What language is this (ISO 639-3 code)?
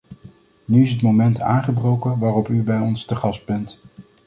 nld